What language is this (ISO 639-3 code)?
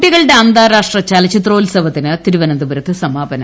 mal